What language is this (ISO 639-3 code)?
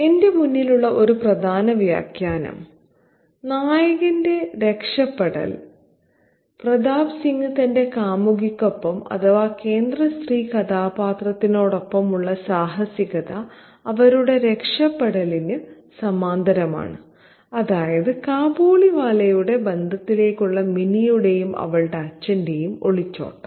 mal